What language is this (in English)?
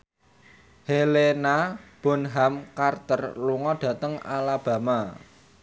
Javanese